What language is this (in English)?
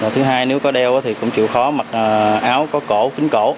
Vietnamese